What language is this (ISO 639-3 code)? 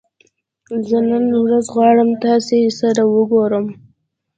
pus